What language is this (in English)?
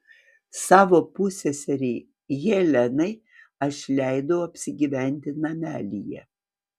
Lithuanian